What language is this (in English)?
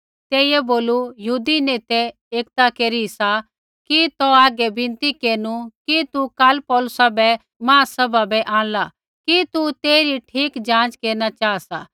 Kullu Pahari